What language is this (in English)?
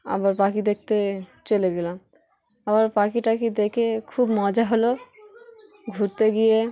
Bangla